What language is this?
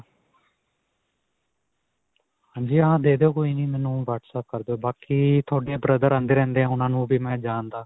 Punjabi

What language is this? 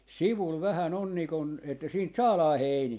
Finnish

